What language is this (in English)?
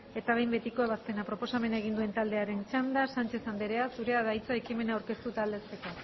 Basque